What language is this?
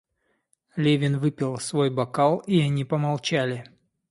Russian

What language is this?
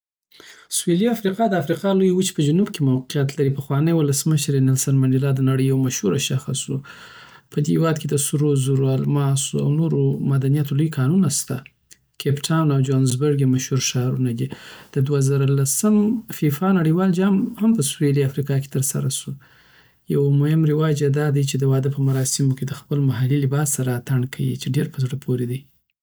Southern Pashto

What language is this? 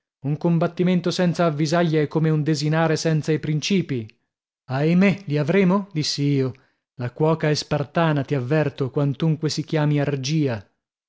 Italian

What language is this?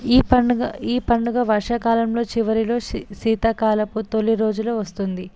Telugu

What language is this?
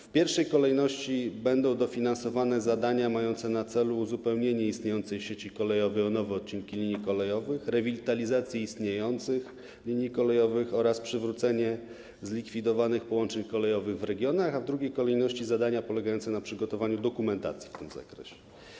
Polish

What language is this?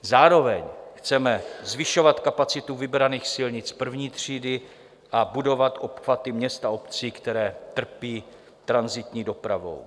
Czech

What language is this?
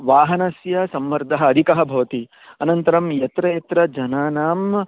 Sanskrit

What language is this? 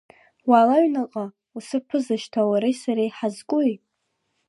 Abkhazian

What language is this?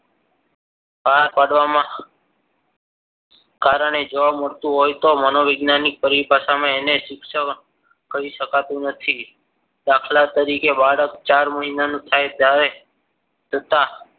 Gujarati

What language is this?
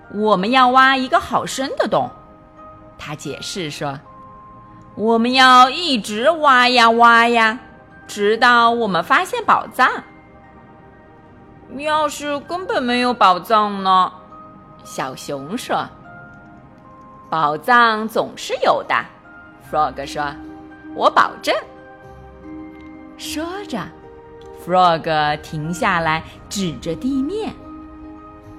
Chinese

